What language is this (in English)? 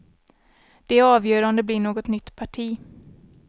Swedish